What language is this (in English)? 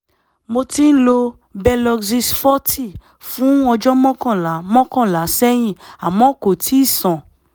Yoruba